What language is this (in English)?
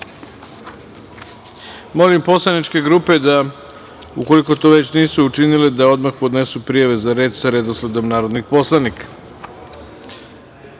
Serbian